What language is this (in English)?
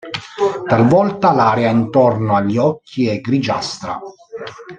Italian